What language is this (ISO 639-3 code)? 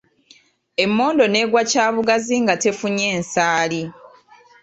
lug